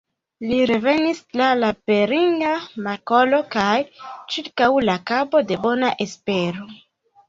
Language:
Esperanto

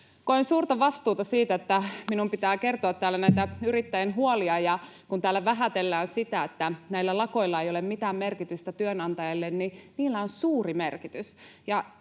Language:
Finnish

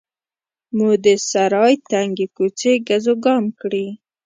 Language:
Pashto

